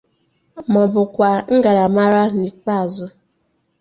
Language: Igbo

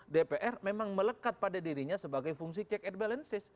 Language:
Indonesian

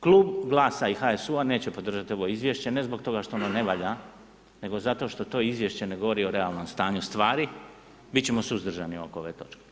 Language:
Croatian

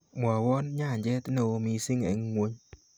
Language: Kalenjin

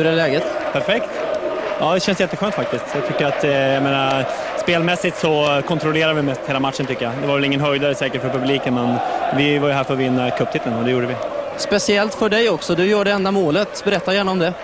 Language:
Swedish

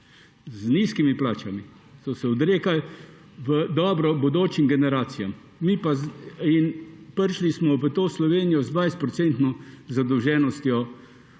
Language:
Slovenian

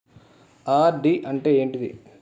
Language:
Telugu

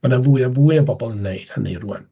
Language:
Welsh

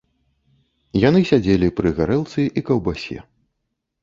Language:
Belarusian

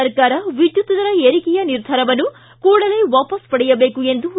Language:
Kannada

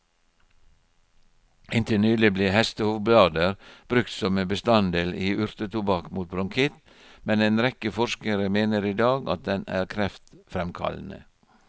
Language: Norwegian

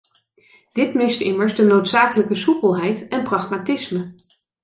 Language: Dutch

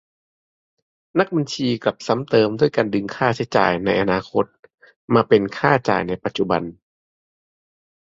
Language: Thai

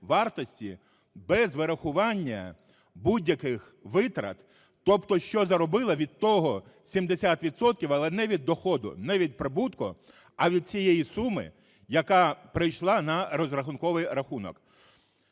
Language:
Ukrainian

